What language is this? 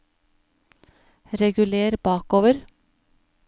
Norwegian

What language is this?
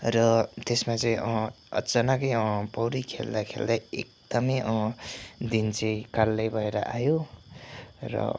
Nepali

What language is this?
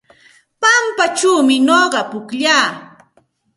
Santa Ana de Tusi Pasco Quechua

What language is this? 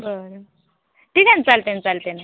Marathi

